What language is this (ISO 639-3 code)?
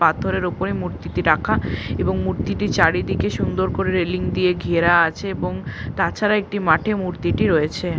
ben